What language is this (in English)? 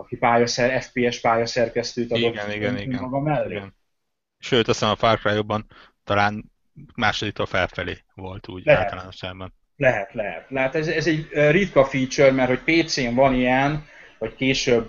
Hungarian